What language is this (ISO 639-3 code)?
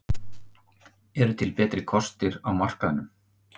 isl